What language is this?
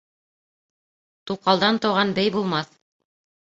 Bashkir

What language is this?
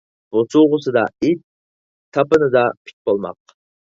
Uyghur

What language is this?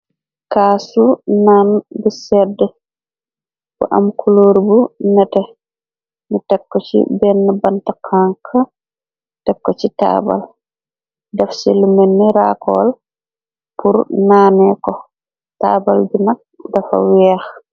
Wolof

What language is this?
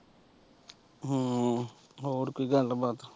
Punjabi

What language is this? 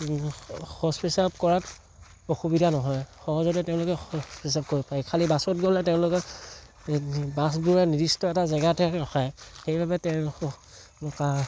Assamese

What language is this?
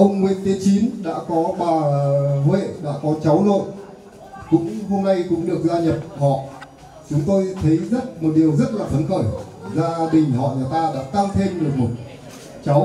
Vietnamese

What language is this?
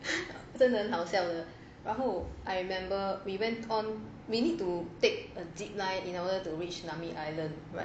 English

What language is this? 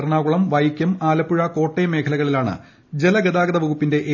Malayalam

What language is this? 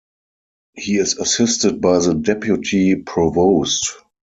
English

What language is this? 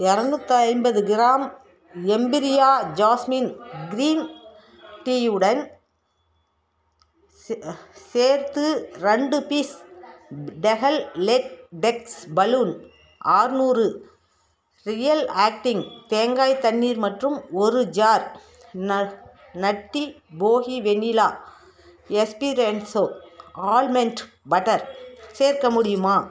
Tamil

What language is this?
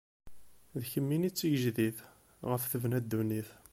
Kabyle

